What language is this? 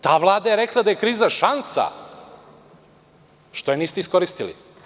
Serbian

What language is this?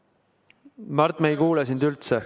Estonian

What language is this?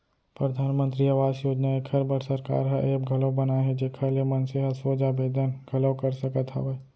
Chhattisgarhi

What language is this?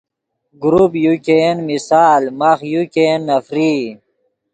Yidgha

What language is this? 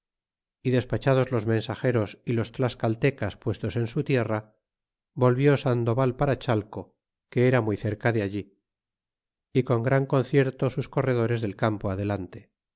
Spanish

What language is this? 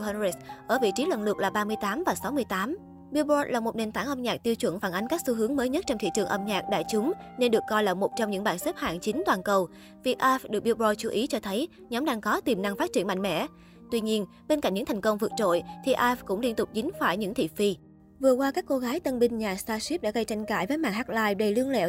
Vietnamese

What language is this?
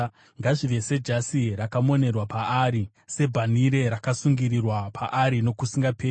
Shona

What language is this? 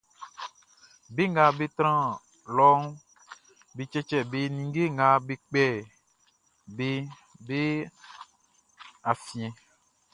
Baoulé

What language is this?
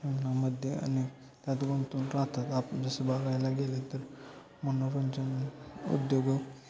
Marathi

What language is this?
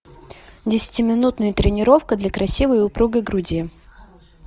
Russian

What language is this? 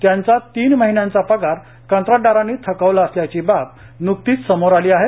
Marathi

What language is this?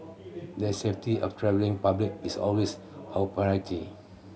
English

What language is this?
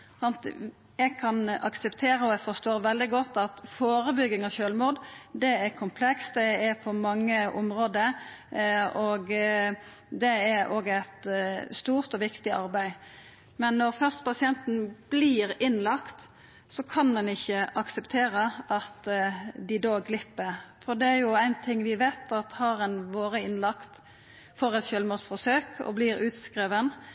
Norwegian Nynorsk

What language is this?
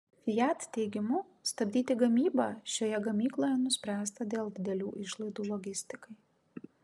Lithuanian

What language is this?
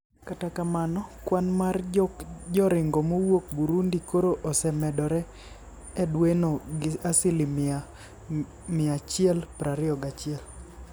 Luo (Kenya and Tanzania)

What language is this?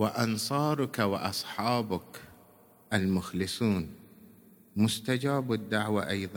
Arabic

